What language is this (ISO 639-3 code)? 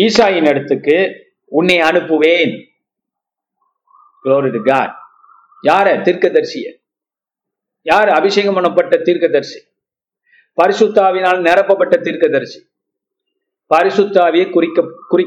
tam